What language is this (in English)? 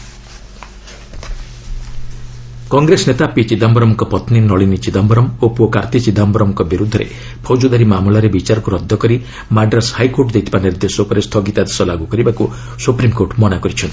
Odia